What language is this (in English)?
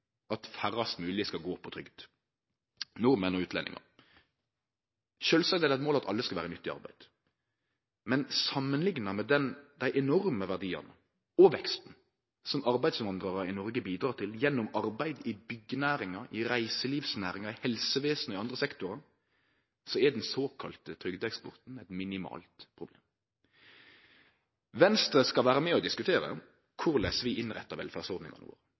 Norwegian Nynorsk